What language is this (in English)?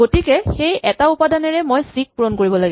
Assamese